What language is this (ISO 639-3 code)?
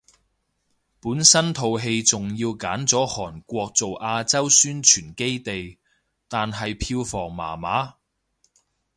yue